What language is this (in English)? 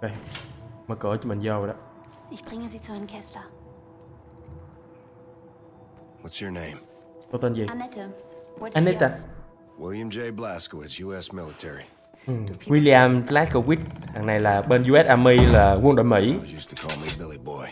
Vietnamese